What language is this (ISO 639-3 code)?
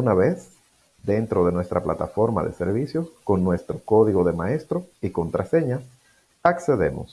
spa